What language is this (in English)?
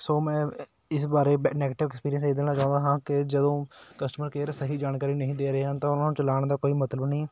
Punjabi